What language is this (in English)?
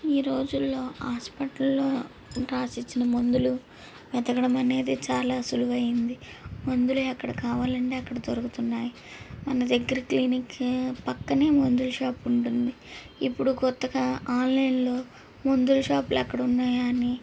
Telugu